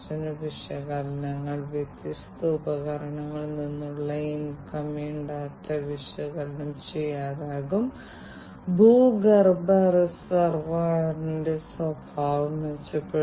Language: Malayalam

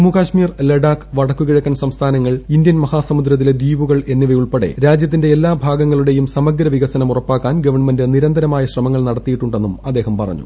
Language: Malayalam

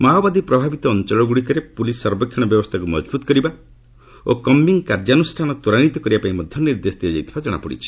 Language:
Odia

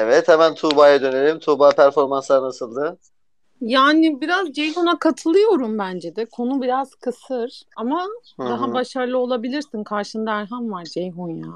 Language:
Turkish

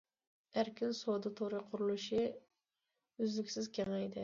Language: Uyghur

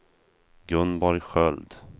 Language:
Swedish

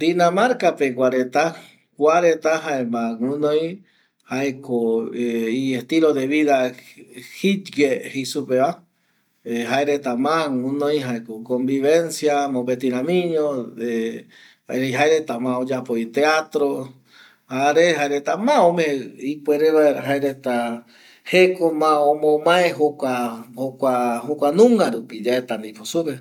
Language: Eastern Bolivian Guaraní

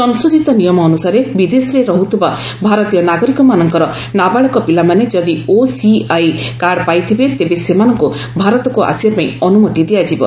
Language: Odia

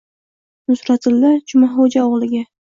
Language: Uzbek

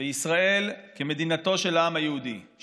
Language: Hebrew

